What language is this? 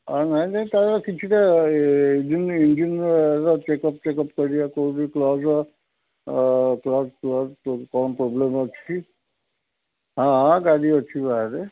Odia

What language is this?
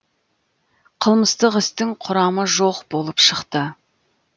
Kazakh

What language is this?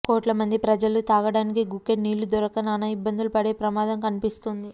Telugu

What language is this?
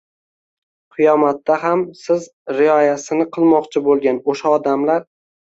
Uzbek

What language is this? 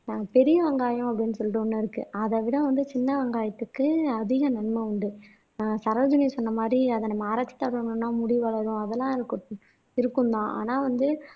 Tamil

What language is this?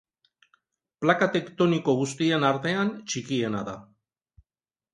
Basque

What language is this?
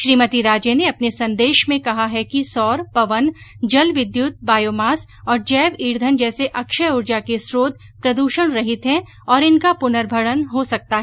Hindi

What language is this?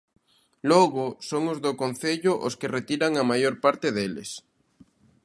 Galician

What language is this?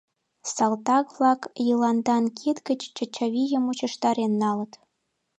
Mari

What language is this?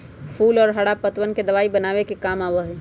Magahi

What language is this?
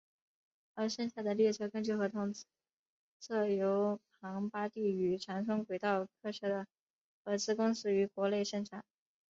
Chinese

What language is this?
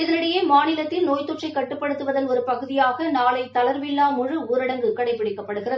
Tamil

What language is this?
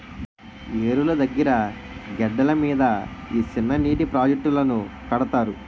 Telugu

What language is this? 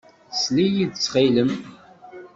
Kabyle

